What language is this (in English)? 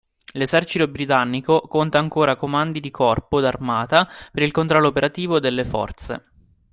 Italian